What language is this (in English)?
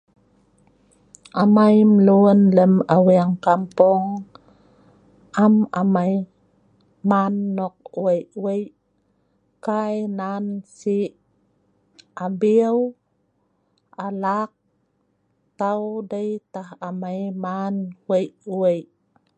Sa'ban